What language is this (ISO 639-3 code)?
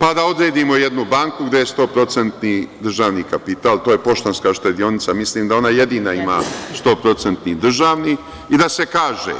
srp